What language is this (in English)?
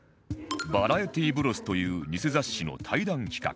Japanese